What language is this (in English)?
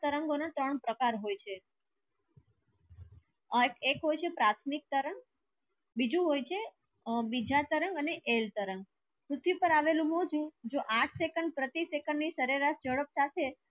Gujarati